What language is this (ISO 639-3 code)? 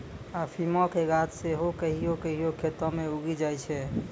mai